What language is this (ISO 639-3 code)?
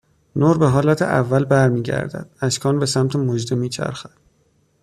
fas